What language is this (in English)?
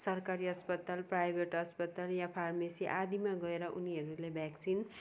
Nepali